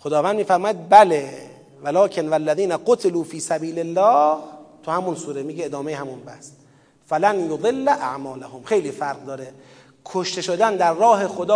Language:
Persian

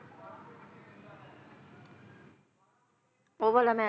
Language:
Punjabi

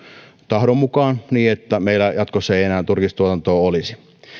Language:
Finnish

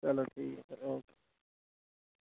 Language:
Dogri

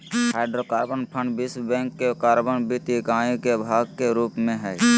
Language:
Magahi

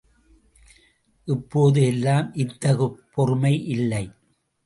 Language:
Tamil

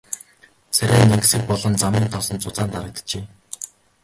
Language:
Mongolian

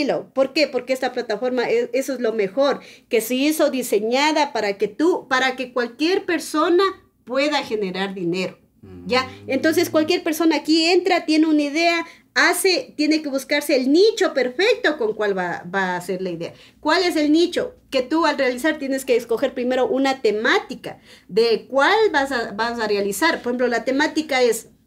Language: Spanish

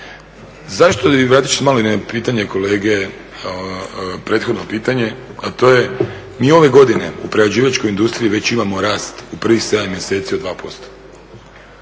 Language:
Croatian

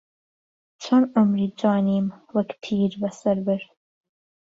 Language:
Central Kurdish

